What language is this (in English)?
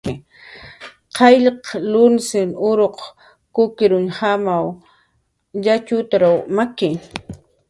Jaqaru